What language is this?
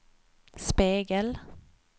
Swedish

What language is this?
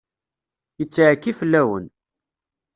Kabyle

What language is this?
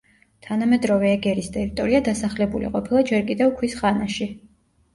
Georgian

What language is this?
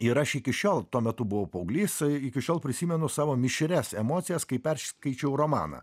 Lithuanian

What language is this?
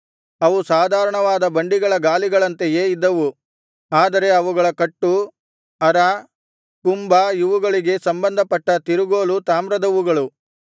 Kannada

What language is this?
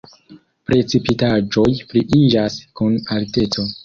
Esperanto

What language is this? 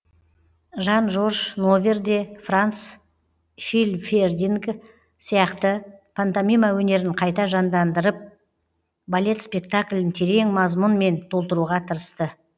Kazakh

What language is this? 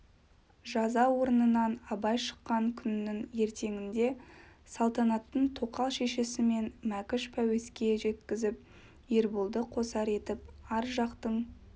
Kazakh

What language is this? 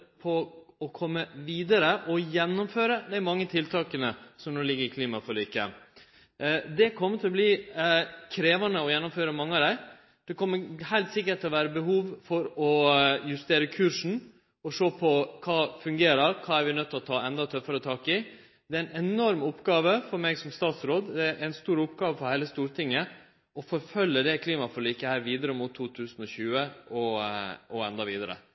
Norwegian Nynorsk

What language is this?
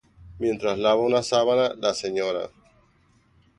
Spanish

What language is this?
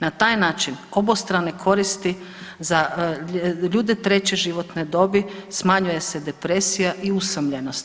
Croatian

